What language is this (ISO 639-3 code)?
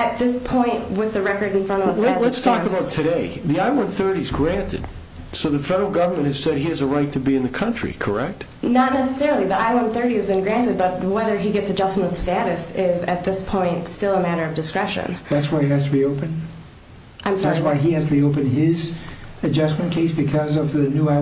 eng